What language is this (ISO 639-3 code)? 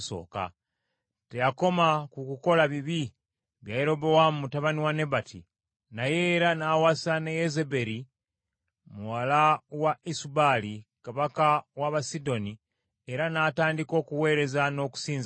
lug